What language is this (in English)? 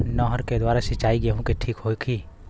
Bhojpuri